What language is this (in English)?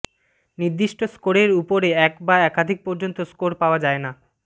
Bangla